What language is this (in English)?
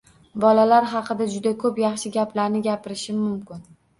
Uzbek